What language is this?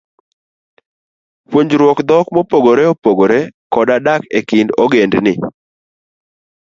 Luo (Kenya and Tanzania)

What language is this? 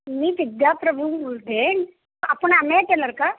Marathi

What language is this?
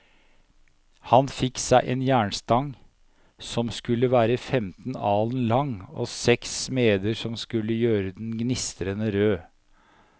Norwegian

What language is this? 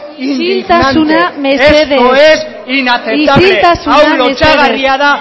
Basque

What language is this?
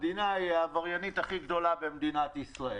Hebrew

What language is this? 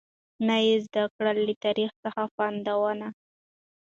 Pashto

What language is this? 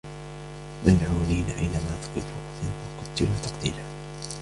Arabic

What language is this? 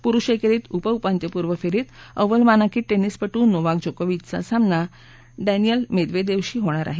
Marathi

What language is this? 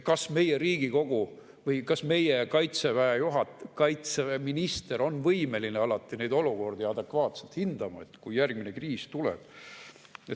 Estonian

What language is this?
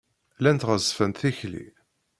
Kabyle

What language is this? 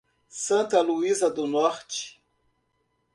Portuguese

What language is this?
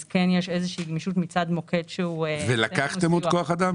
Hebrew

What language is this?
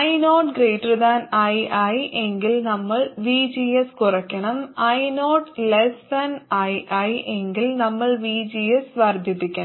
Malayalam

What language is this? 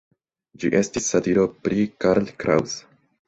Esperanto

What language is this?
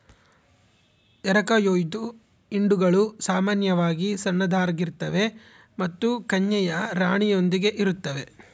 Kannada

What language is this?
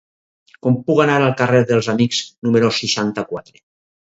Catalan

